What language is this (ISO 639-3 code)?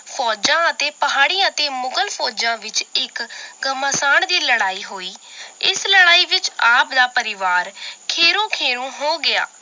pan